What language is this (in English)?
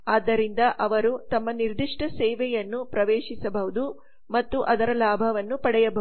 Kannada